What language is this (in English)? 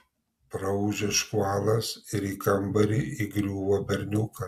Lithuanian